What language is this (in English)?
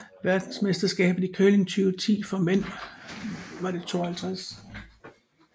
Danish